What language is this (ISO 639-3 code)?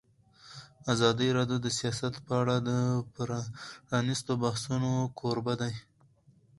pus